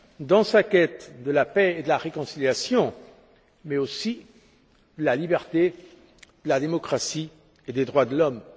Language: French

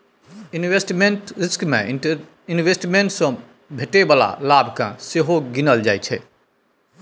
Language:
Maithili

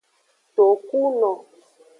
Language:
Aja (Benin)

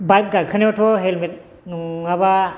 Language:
Bodo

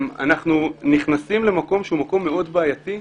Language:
Hebrew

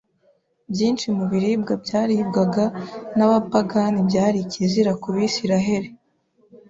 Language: Kinyarwanda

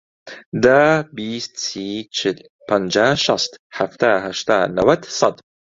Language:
Central Kurdish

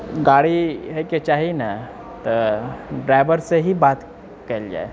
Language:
Maithili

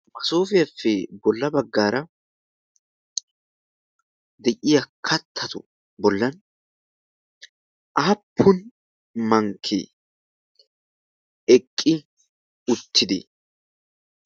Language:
Wolaytta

